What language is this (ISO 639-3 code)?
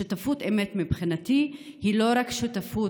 heb